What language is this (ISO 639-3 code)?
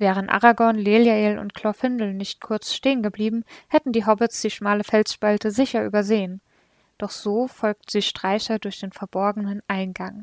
deu